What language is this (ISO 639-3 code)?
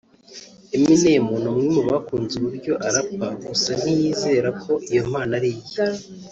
kin